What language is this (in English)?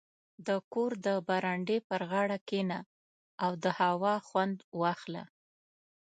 Pashto